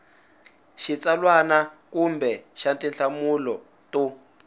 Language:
Tsonga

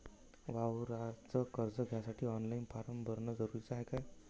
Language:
Marathi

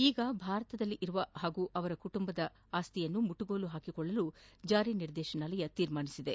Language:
Kannada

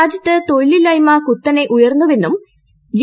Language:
Malayalam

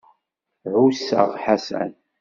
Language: Kabyle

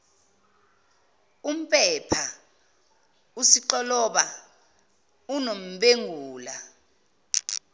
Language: Zulu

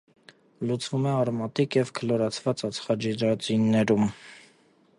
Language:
Armenian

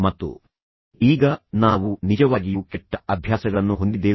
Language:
Kannada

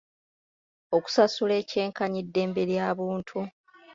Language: Ganda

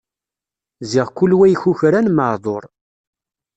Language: Kabyle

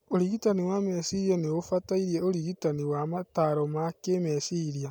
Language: Kikuyu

